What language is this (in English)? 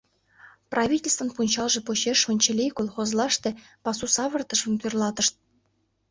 Mari